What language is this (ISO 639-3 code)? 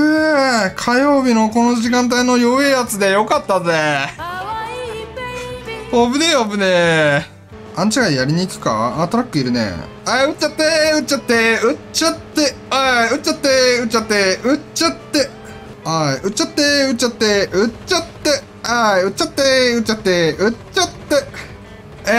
jpn